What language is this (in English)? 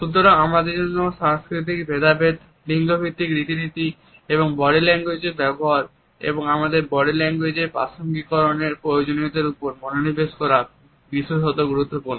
Bangla